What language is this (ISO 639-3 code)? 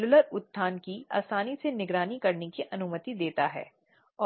hin